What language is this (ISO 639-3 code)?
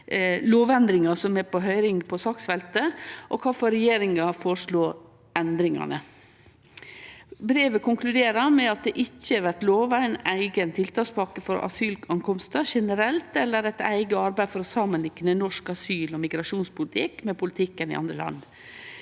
nor